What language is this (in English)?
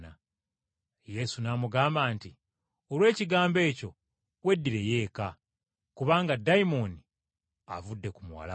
Ganda